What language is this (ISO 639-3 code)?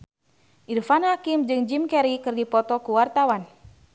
sun